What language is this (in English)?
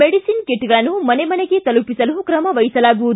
Kannada